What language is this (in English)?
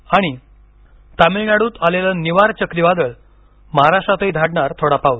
Marathi